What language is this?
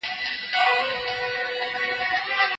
Pashto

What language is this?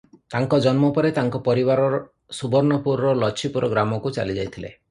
Odia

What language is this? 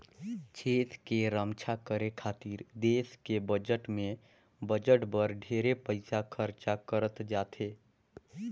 Chhattisgarhi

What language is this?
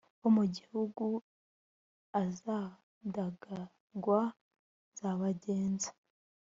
Kinyarwanda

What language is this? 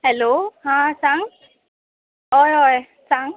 Konkani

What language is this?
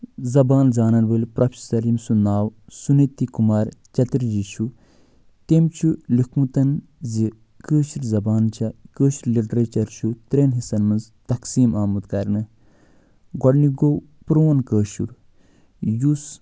Kashmiri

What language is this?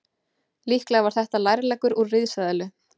Icelandic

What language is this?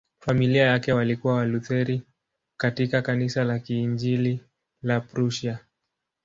Swahili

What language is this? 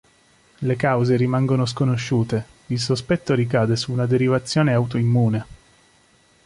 Italian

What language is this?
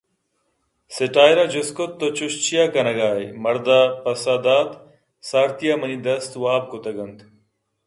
Eastern Balochi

